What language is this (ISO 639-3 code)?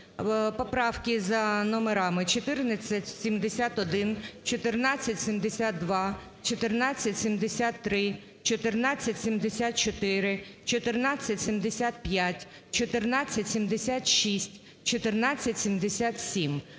ukr